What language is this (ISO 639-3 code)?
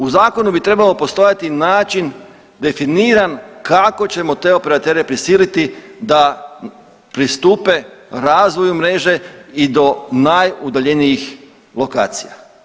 hrv